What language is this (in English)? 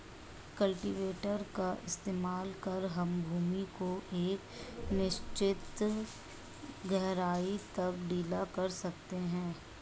Hindi